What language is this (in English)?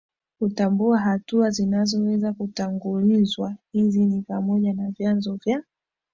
Swahili